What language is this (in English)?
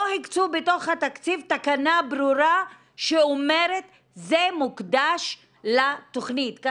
Hebrew